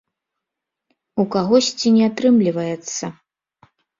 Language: Belarusian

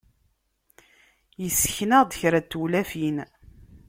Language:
Kabyle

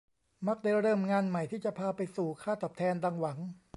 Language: Thai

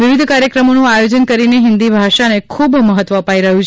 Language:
Gujarati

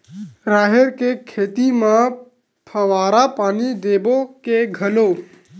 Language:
Chhattisgarhi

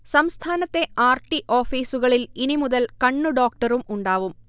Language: Malayalam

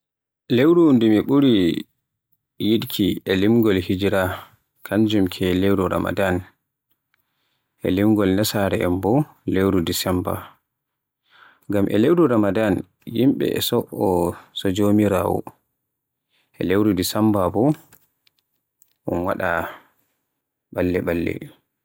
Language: Borgu Fulfulde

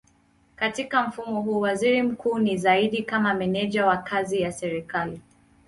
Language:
Swahili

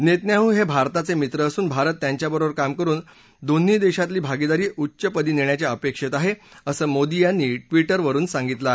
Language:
Marathi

